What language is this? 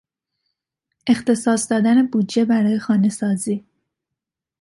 Persian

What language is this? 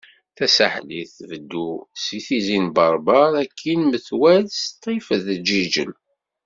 Kabyle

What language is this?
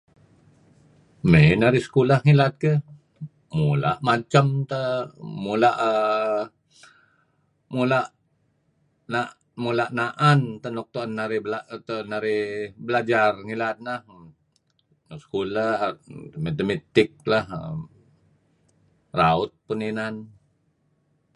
Kelabit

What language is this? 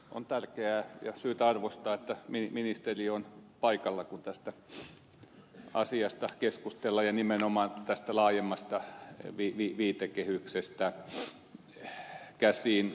Finnish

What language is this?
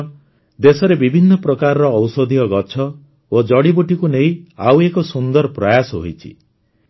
Odia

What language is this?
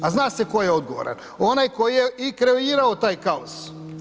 Croatian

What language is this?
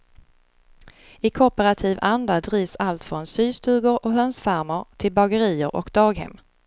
Swedish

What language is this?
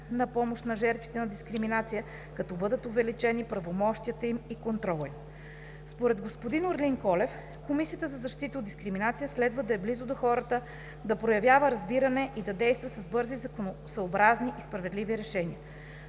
Bulgarian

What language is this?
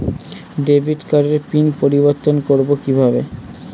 Bangla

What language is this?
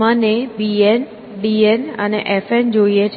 Gujarati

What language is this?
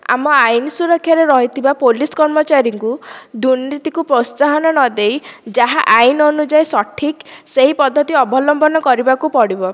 Odia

